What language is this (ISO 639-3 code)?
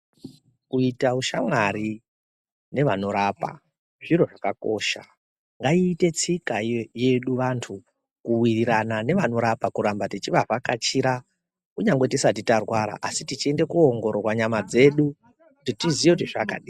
ndc